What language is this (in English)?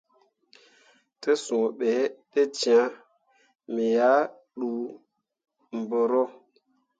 Mundang